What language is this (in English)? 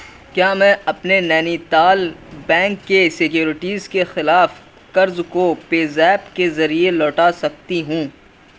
Urdu